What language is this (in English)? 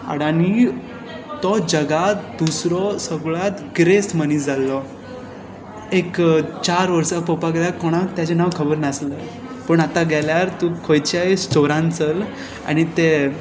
Konkani